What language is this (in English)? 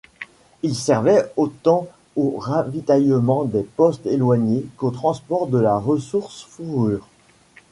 French